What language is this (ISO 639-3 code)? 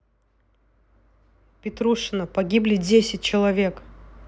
rus